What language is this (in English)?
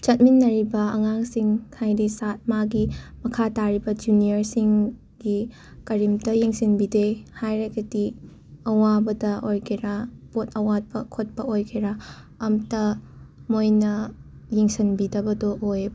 Manipuri